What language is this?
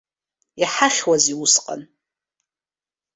Abkhazian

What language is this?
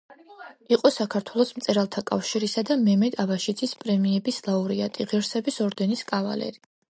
Georgian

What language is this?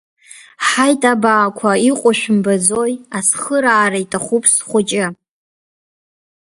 Abkhazian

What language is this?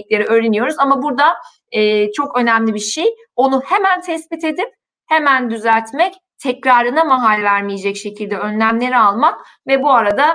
Turkish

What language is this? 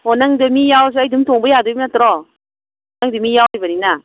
Manipuri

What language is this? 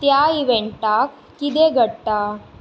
Konkani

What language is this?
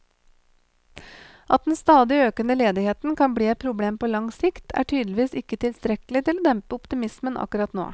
Norwegian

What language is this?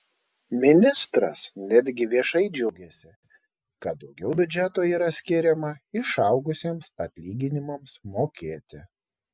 Lithuanian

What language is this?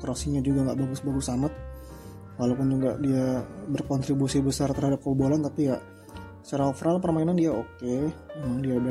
Indonesian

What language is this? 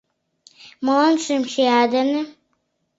Mari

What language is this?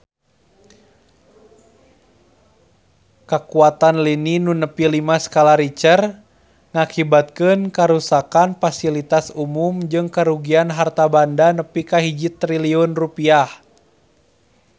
Sundanese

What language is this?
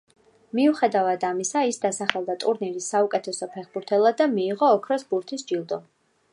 Georgian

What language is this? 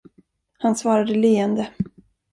Swedish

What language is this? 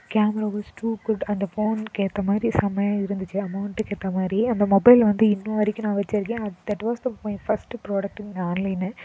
Tamil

